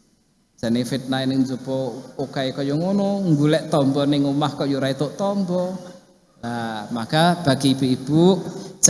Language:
Indonesian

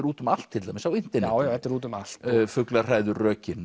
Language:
Icelandic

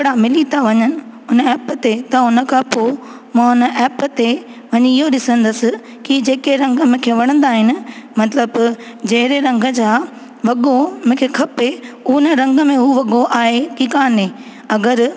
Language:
Sindhi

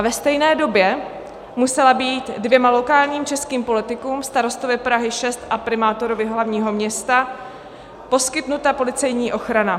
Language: Czech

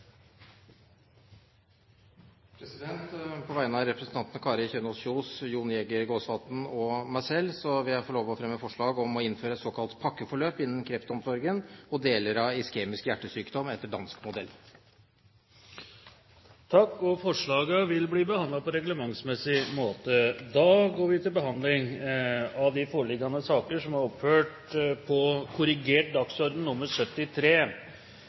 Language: Norwegian Bokmål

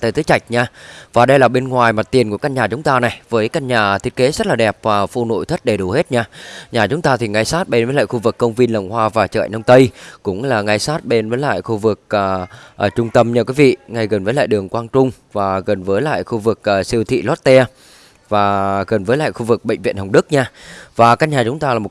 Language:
Vietnamese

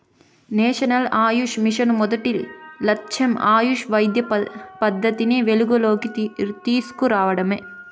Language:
Telugu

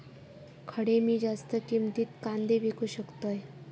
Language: Marathi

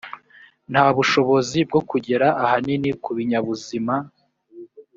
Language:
Kinyarwanda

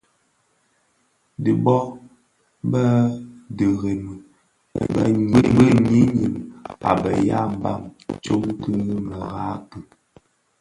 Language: Bafia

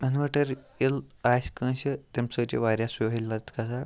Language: Kashmiri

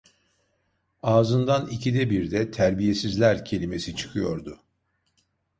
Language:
Turkish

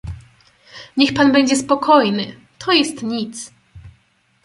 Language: Polish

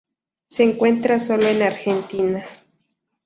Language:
Spanish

